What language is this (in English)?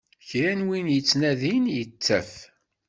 Kabyle